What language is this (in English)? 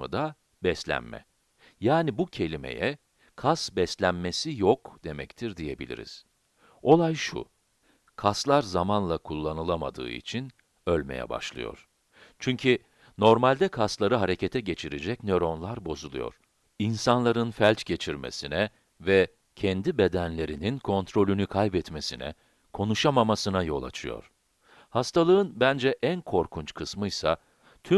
Turkish